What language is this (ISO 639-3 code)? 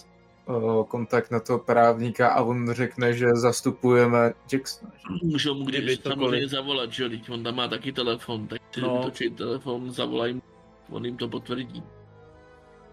ces